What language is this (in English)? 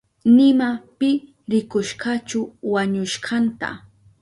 Southern Pastaza Quechua